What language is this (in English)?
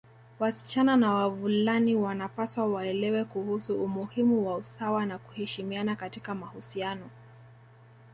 Swahili